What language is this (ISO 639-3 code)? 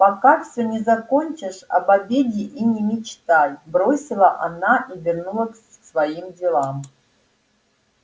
rus